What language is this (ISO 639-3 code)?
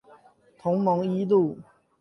zho